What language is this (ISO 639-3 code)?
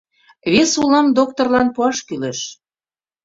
chm